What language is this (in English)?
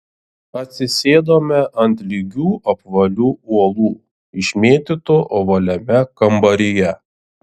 Lithuanian